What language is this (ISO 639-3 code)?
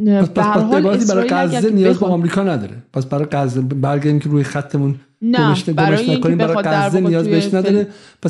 fas